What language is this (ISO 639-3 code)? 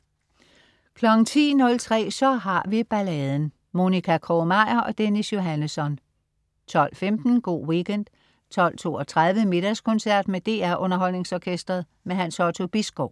dan